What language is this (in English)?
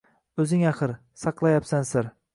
Uzbek